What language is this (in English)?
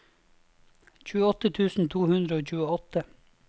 Norwegian